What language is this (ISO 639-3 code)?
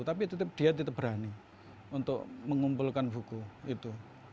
ind